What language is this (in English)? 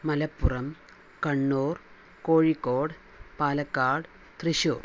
Malayalam